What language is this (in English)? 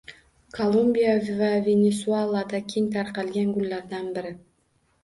Uzbek